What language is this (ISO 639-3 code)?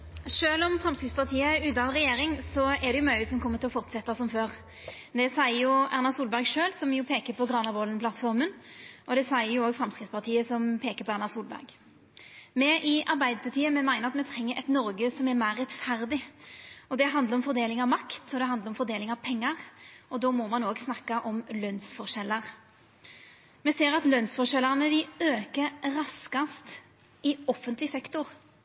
nno